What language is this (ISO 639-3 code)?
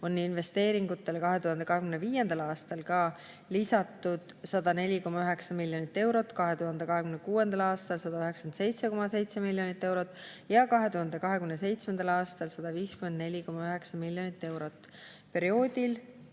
est